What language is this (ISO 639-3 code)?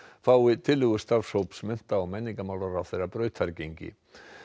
isl